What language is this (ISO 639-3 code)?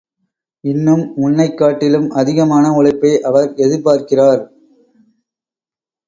tam